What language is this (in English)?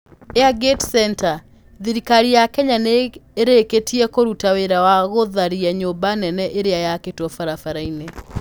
Kikuyu